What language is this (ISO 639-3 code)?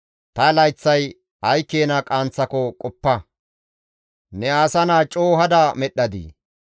gmv